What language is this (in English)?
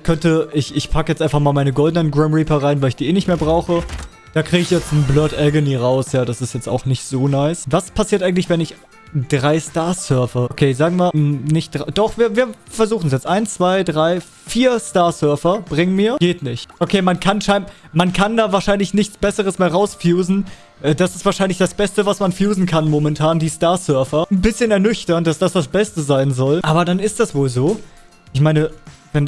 German